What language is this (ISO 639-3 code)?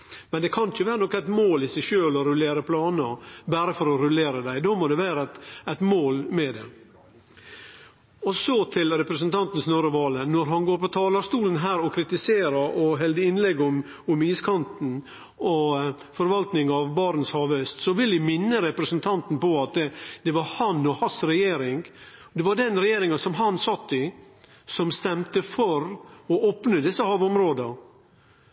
nno